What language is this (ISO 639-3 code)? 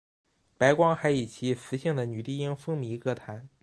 zho